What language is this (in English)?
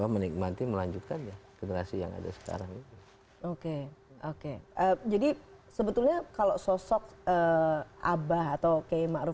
Indonesian